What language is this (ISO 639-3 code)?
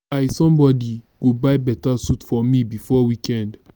pcm